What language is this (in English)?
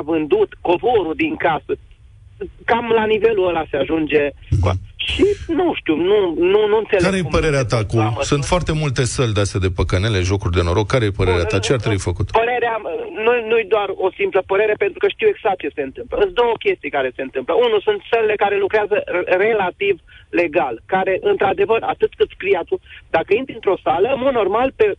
Romanian